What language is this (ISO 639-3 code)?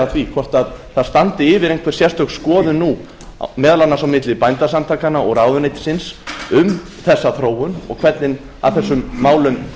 isl